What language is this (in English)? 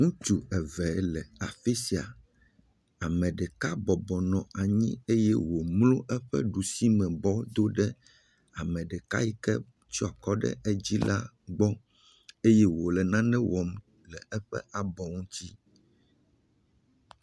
Ewe